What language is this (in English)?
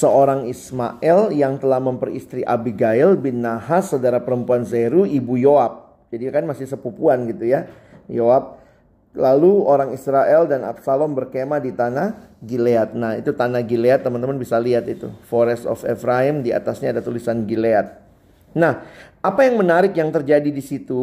Indonesian